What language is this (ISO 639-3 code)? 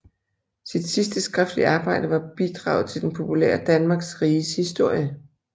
dan